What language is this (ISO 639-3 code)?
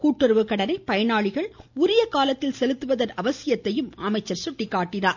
tam